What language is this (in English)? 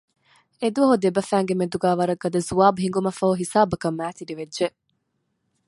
Divehi